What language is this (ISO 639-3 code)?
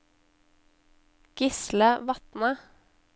nor